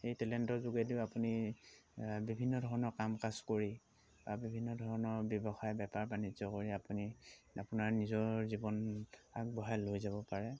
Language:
Assamese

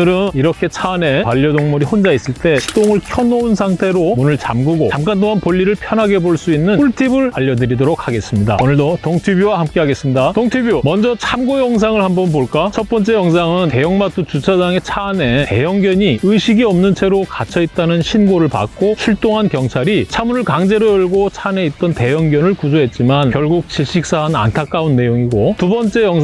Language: Korean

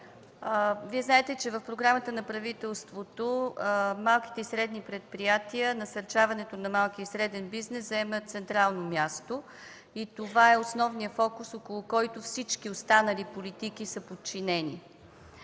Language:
Bulgarian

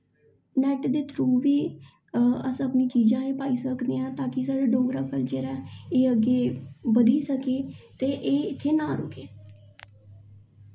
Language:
Dogri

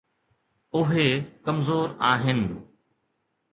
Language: Sindhi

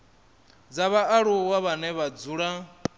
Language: Venda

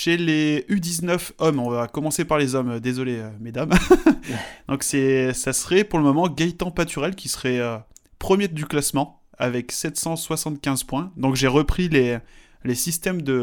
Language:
French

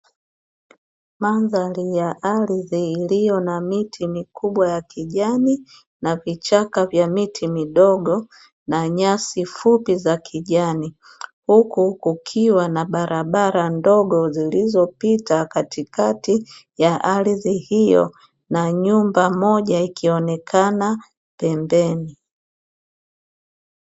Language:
Swahili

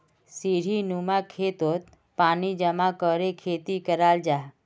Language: Magahi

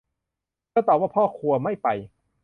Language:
Thai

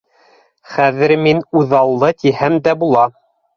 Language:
Bashkir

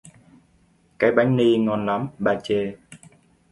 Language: Vietnamese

